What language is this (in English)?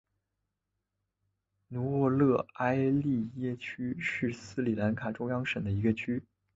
Chinese